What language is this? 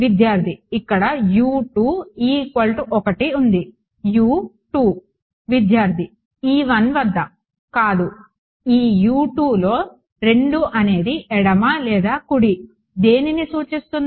Telugu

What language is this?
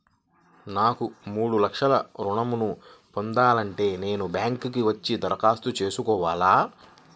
Telugu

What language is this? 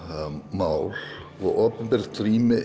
Icelandic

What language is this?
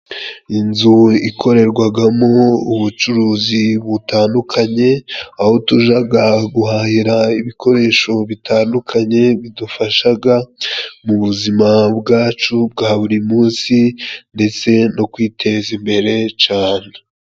Kinyarwanda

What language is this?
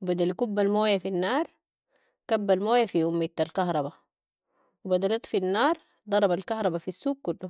Sudanese Arabic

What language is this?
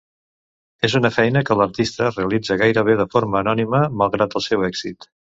Catalan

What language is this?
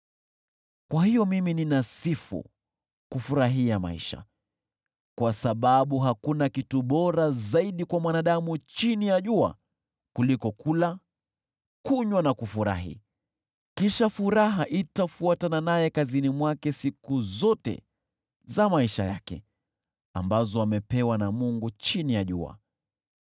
Swahili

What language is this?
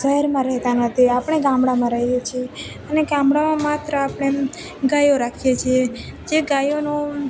Gujarati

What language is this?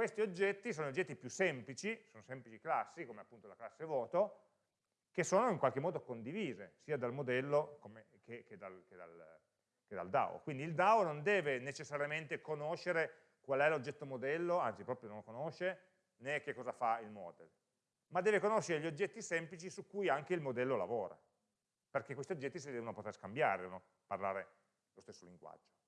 Italian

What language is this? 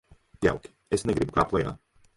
Latvian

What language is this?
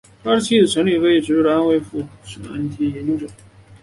Chinese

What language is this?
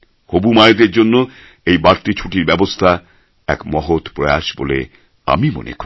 Bangla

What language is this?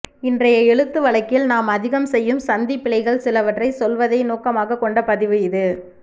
Tamil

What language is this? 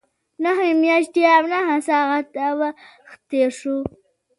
Pashto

